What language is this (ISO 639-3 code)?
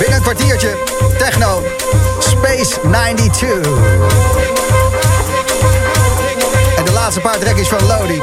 nld